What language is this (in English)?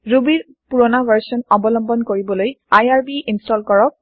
Assamese